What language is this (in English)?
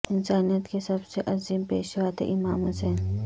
Urdu